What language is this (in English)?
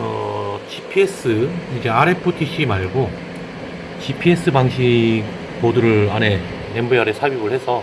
Korean